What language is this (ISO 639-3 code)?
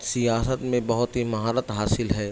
urd